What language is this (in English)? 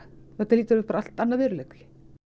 Icelandic